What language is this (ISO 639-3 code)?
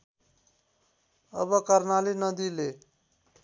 nep